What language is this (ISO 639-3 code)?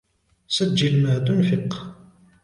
ara